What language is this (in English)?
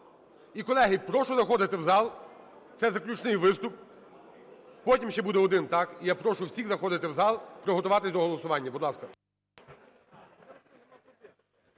Ukrainian